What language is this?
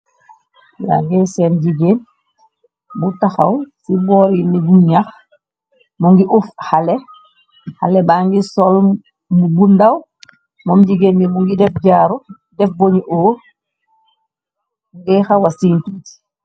Wolof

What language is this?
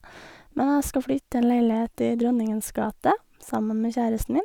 Norwegian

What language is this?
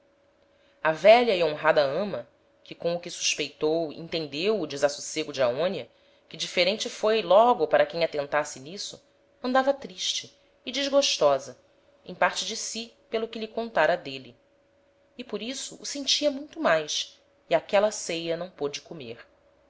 Portuguese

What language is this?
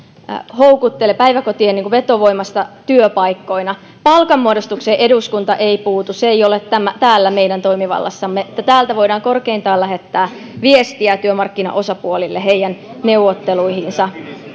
Finnish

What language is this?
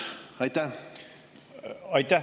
Estonian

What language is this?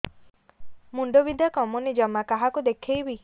Odia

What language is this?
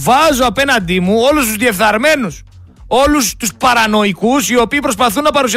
Greek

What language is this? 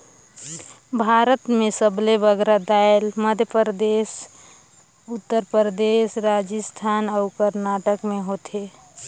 Chhattisgarhi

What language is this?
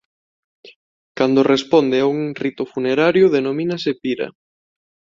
Galician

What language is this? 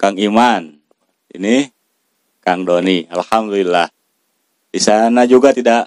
Indonesian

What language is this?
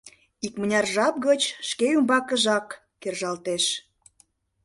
Mari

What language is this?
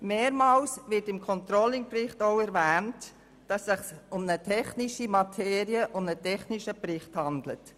Swiss German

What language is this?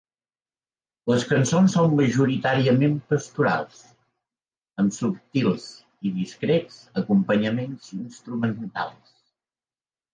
Catalan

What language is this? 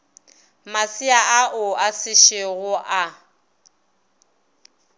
Northern Sotho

